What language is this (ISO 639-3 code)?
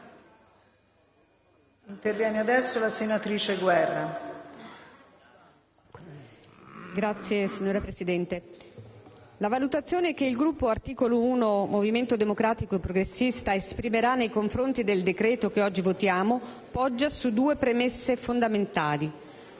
ita